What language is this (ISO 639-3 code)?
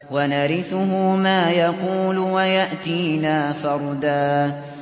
ara